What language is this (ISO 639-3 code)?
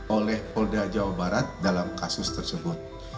ind